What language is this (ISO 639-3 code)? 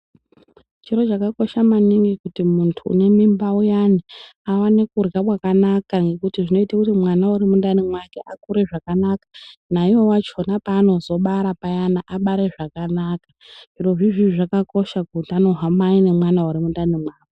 ndc